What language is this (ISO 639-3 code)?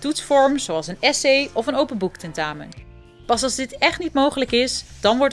nld